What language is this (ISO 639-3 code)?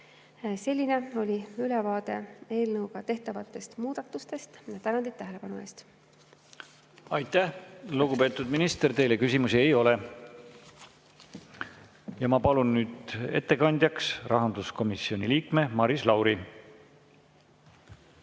est